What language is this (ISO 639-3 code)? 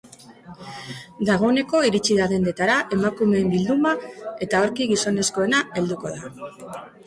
eus